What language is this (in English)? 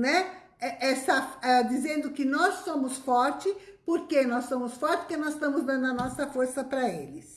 Portuguese